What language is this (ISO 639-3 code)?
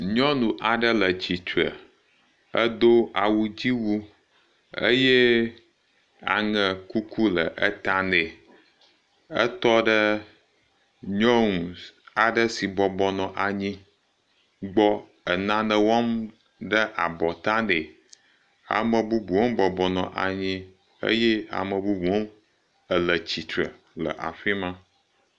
ewe